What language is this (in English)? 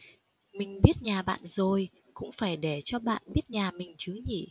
Vietnamese